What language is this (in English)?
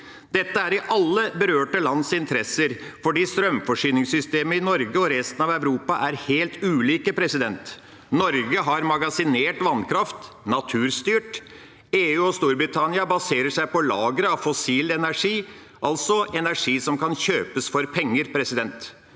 Norwegian